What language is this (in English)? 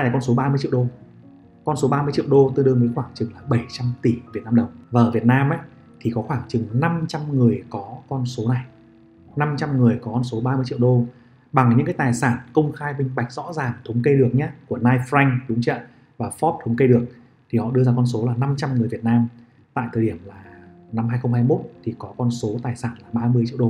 Vietnamese